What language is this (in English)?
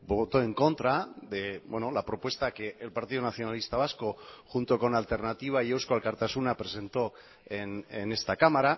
Spanish